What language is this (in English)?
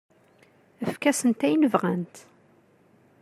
Kabyle